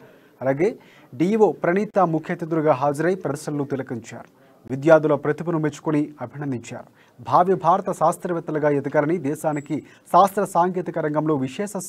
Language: Telugu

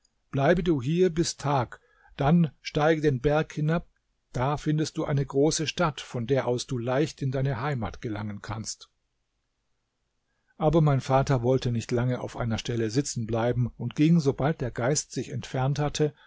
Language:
German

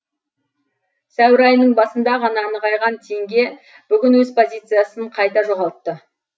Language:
Kazakh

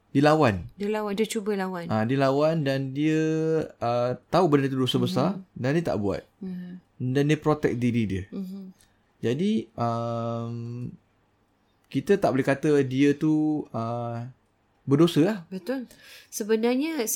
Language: Malay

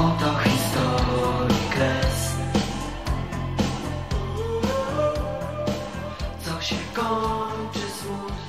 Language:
Polish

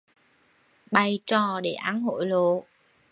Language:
Vietnamese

